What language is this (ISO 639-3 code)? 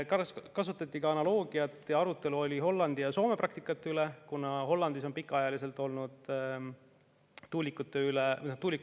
est